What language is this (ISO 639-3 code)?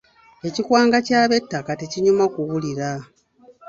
lug